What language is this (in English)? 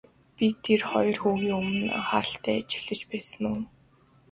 Mongolian